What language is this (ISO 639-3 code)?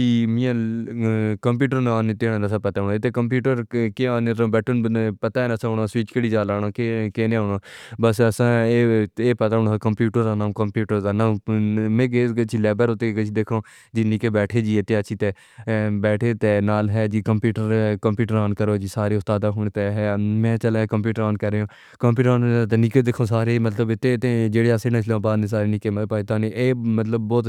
phr